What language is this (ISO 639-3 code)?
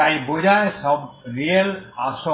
ben